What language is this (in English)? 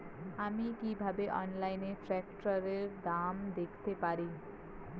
Bangla